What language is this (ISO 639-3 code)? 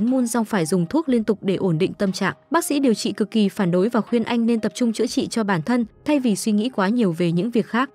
vie